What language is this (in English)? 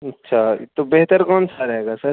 Urdu